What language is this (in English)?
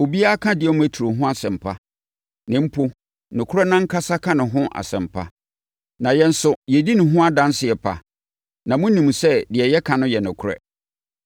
Akan